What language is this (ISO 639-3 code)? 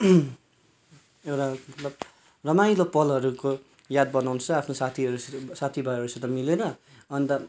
nep